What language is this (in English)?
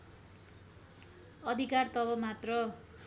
Nepali